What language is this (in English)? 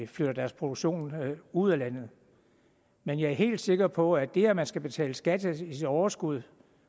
Danish